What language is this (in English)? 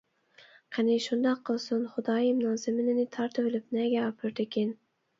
Uyghur